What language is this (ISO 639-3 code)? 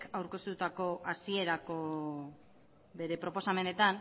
eus